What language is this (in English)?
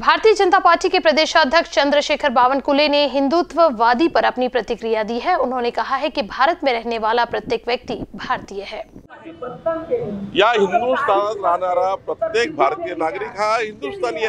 Hindi